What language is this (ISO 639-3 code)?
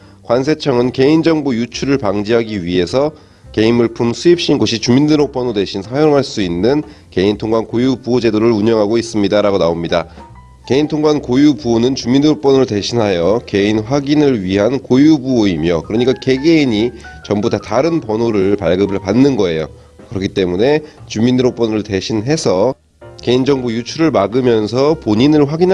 kor